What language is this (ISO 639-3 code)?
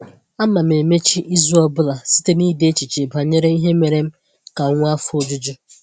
ibo